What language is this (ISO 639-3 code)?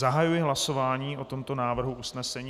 ces